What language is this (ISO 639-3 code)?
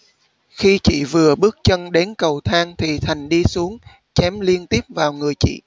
vie